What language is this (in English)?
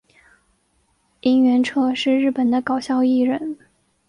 Chinese